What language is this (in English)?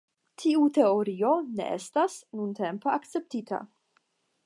Esperanto